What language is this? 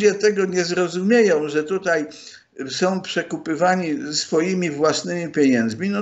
Polish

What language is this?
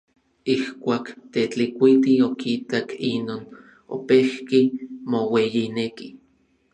Orizaba Nahuatl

